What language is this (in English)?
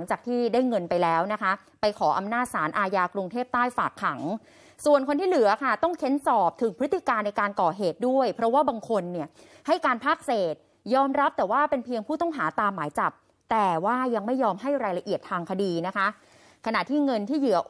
Thai